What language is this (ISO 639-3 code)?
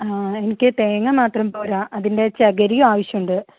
mal